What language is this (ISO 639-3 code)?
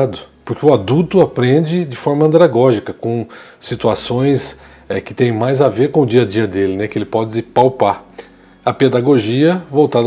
por